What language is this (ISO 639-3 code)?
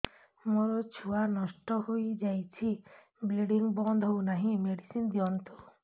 ori